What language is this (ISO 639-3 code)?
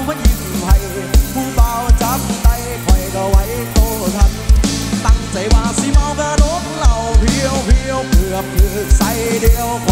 tha